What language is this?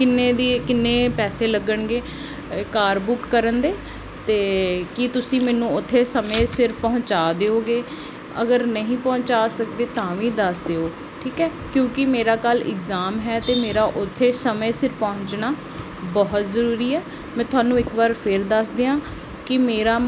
Punjabi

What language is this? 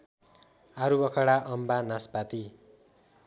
Nepali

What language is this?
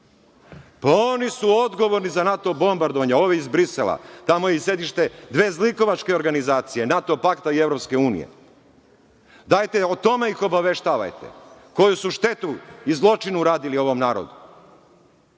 Serbian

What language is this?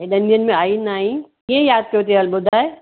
Sindhi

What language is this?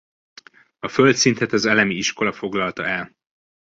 Hungarian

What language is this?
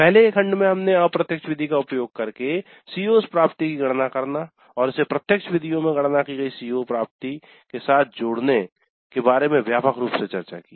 Hindi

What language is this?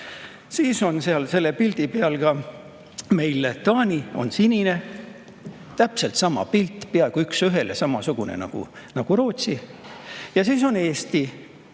Estonian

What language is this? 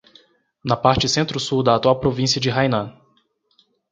Portuguese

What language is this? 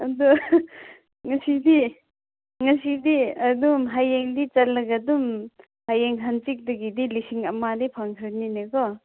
Manipuri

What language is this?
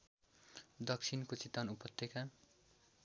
Nepali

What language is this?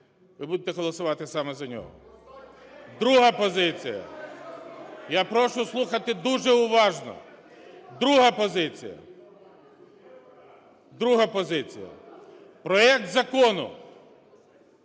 Ukrainian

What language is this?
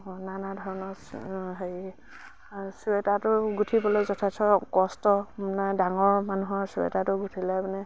Assamese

